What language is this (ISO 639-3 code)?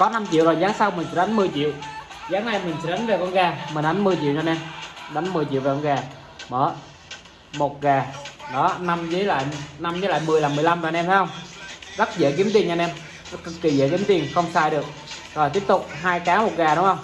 vie